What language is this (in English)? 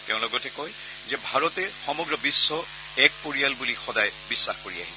Assamese